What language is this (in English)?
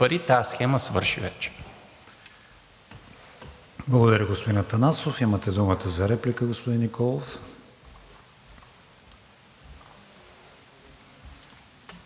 Bulgarian